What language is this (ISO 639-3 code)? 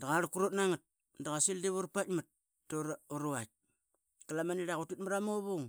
byx